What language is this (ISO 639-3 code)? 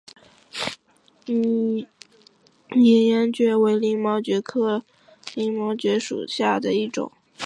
zho